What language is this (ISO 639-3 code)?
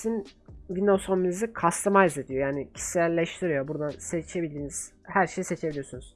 tur